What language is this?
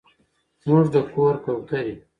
Pashto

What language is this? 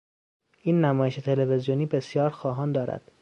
Persian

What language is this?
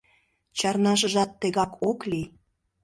Mari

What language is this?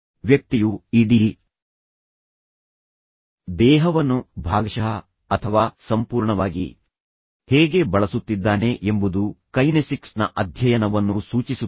Kannada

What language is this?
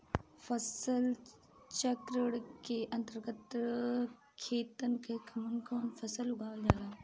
Bhojpuri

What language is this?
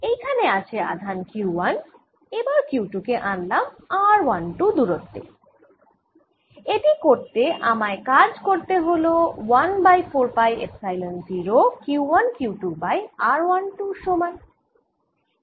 Bangla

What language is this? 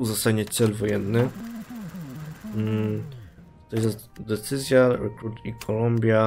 Polish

